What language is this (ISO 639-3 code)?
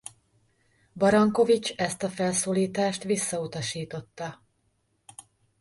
hun